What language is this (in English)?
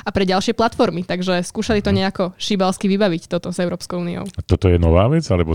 Slovak